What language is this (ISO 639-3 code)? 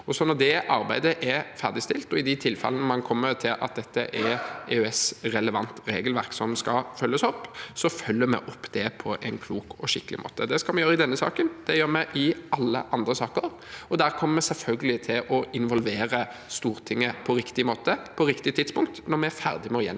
nor